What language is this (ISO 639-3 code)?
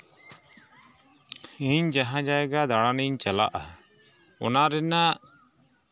sat